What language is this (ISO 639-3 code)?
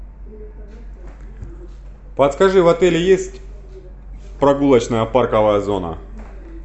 rus